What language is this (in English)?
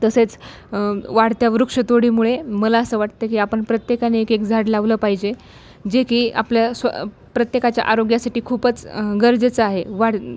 Marathi